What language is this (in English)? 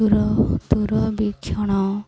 Odia